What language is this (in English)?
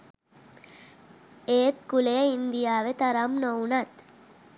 Sinhala